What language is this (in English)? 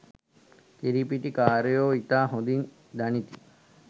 Sinhala